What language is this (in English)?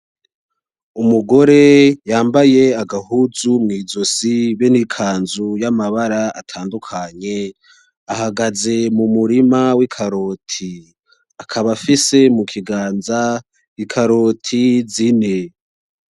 Rundi